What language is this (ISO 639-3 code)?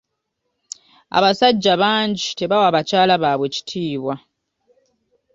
lug